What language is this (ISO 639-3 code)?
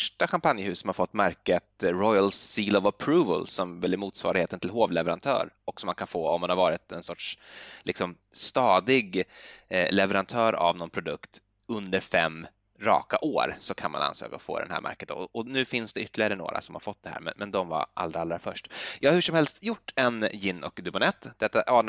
swe